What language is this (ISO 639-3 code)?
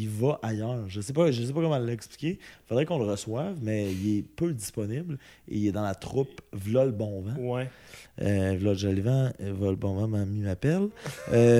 fra